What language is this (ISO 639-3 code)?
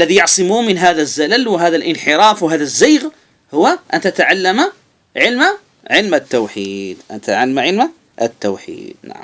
ara